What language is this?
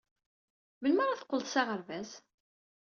Kabyle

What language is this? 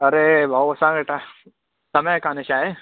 Sindhi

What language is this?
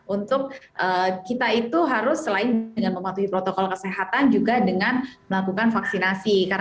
Indonesian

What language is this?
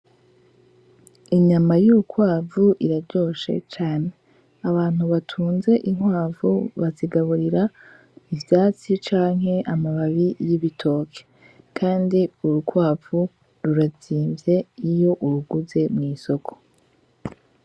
Rundi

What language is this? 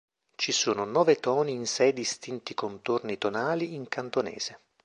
Italian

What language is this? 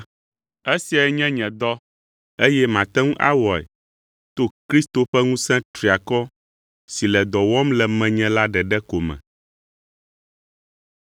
Ewe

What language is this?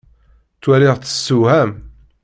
Kabyle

